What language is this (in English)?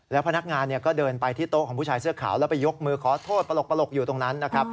Thai